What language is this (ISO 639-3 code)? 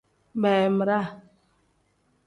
kdh